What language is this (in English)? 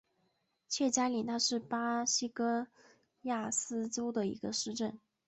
Chinese